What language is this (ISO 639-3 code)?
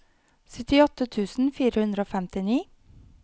nor